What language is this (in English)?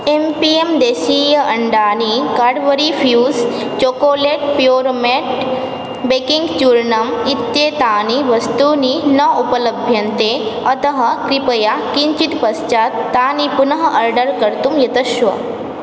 Sanskrit